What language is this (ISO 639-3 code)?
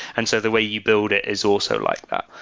eng